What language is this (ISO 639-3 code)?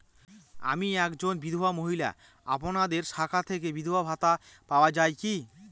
ben